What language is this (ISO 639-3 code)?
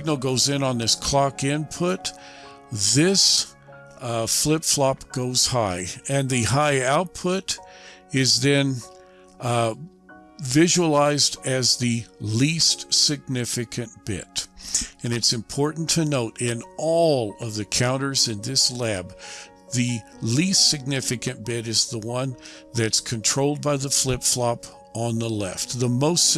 eng